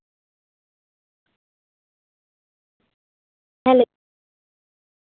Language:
Santali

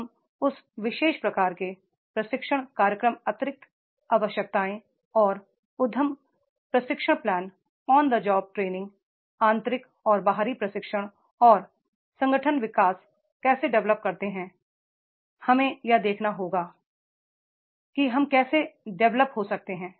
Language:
Hindi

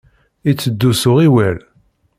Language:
Kabyle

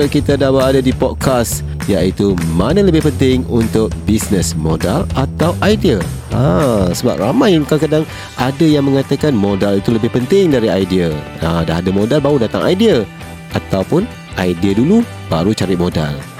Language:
Malay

